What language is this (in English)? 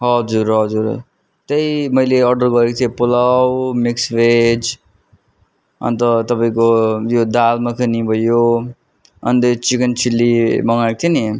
Nepali